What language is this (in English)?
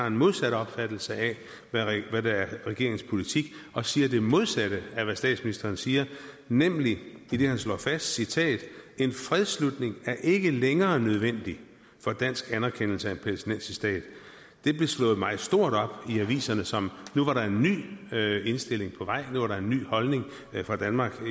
Danish